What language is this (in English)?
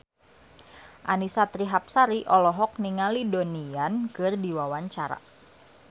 Sundanese